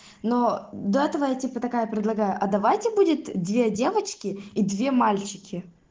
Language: Russian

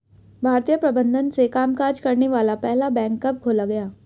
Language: Hindi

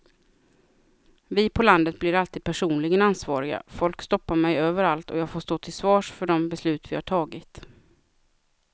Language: Swedish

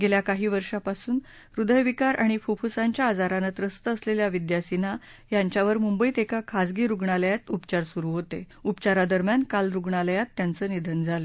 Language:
Marathi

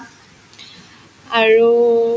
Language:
Assamese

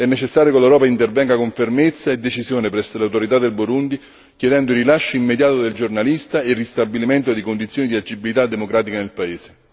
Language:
Italian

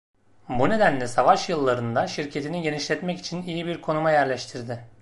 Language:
Turkish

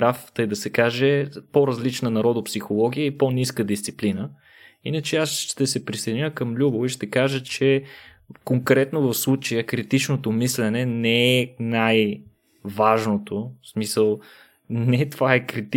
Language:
Bulgarian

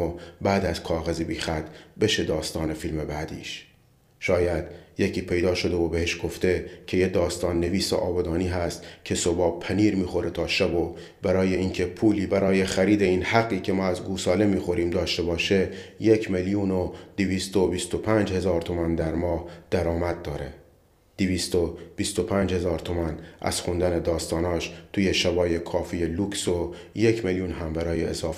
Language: Persian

